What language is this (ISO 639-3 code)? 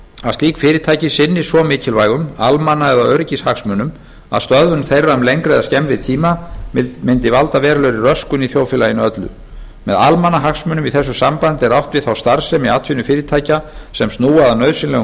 isl